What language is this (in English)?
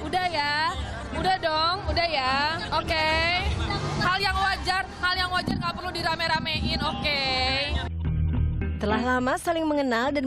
Indonesian